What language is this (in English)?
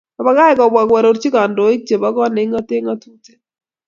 Kalenjin